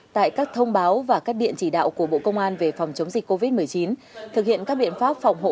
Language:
Vietnamese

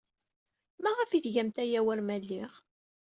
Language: Kabyle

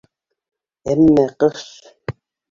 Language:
Bashkir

